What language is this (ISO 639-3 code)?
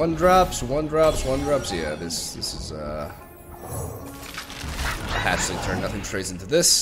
eng